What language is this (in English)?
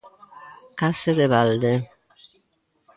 Galician